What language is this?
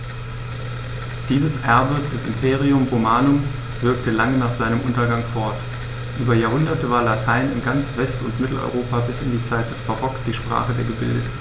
German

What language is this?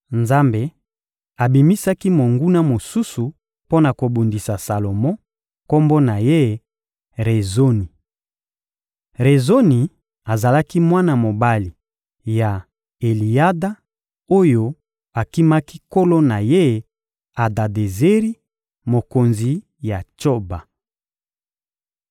Lingala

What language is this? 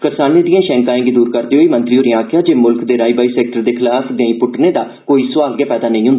Dogri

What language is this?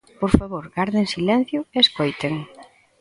Galician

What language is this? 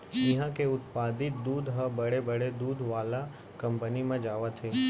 Chhattisgarhi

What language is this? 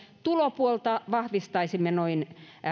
Finnish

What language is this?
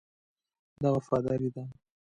Pashto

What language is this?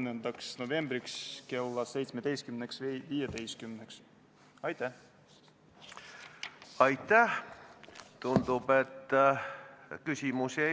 Estonian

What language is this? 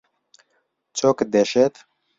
Central Kurdish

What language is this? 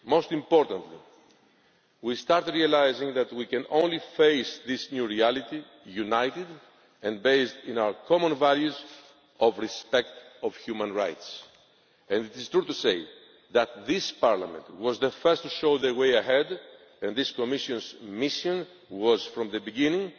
English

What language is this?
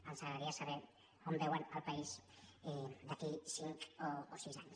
Catalan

